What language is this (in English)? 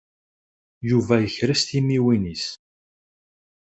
Kabyle